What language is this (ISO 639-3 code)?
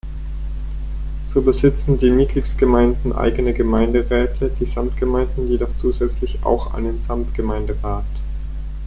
deu